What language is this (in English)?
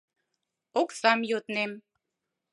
Mari